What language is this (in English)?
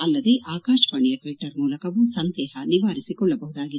Kannada